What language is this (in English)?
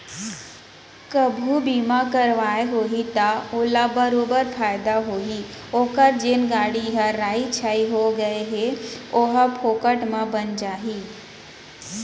Chhattisgarhi